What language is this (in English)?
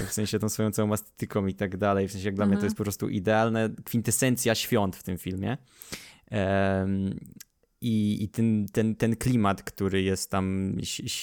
Polish